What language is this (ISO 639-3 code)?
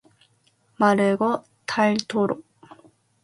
kor